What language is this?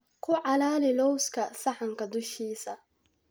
Somali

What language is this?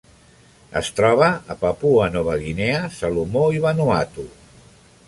Catalan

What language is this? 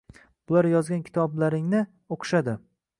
Uzbek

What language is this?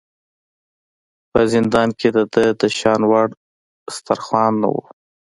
Pashto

